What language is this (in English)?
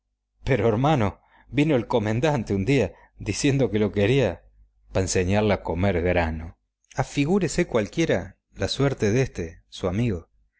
Spanish